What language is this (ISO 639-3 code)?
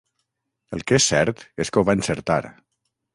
cat